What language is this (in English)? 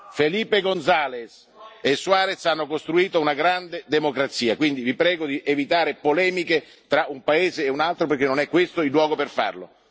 Italian